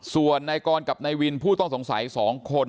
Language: Thai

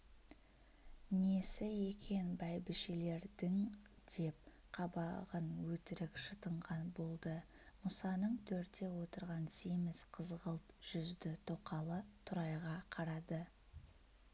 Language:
Kazakh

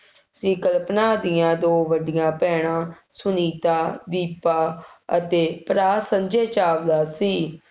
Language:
Punjabi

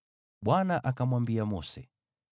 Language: Swahili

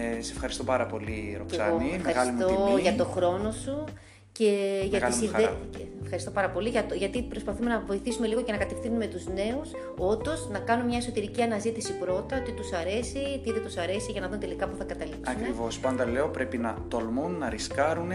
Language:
Greek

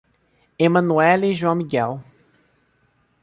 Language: Portuguese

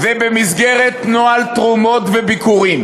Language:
Hebrew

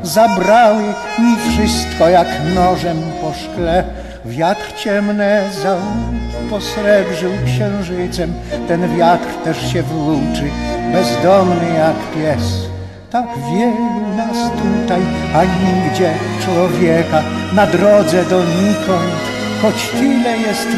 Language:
Polish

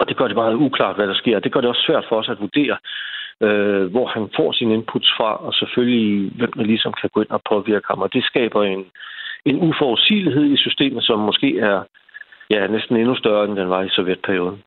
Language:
Danish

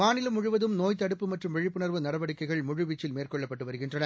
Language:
Tamil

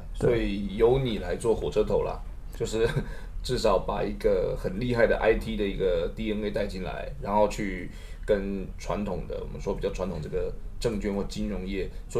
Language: Chinese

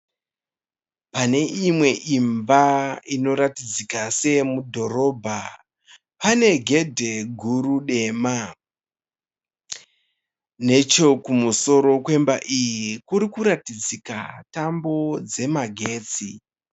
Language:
Shona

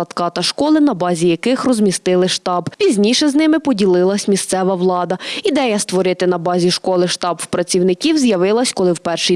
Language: Ukrainian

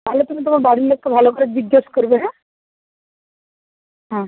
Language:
Bangla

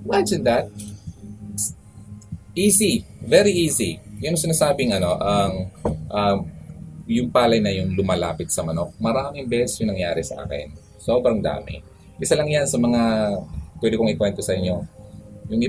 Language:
Filipino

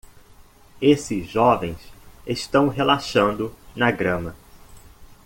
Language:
Portuguese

